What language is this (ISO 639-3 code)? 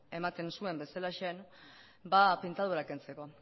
eus